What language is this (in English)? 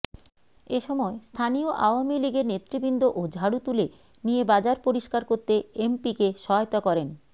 Bangla